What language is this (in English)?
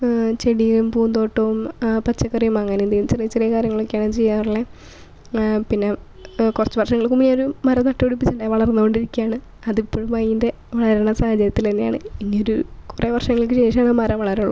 Malayalam